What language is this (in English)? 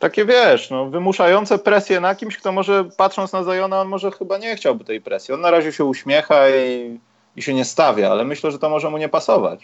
Polish